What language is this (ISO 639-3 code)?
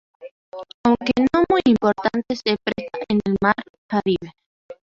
spa